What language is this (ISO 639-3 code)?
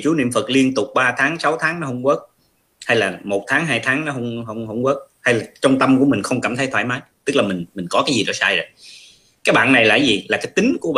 vie